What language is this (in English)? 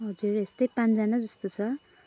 Nepali